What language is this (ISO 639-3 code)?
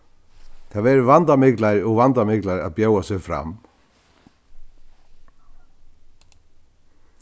fao